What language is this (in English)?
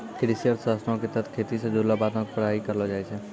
Maithili